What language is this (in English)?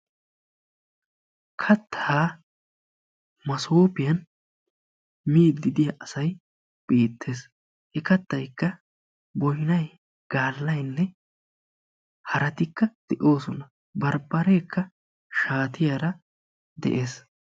Wolaytta